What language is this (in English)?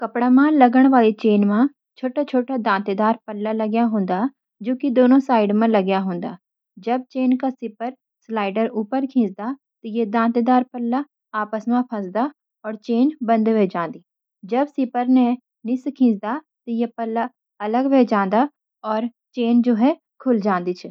Garhwali